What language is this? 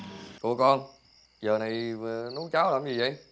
Vietnamese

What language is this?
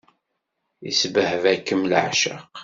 Kabyle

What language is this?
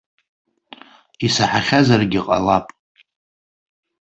Abkhazian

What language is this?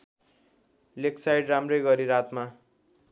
Nepali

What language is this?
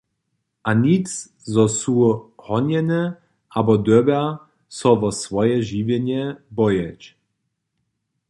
Upper Sorbian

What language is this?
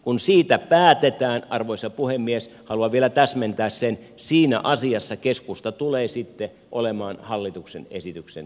Finnish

